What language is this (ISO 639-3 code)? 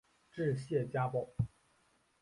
zho